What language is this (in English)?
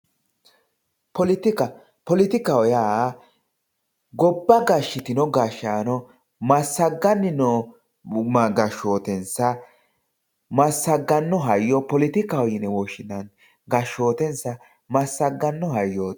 Sidamo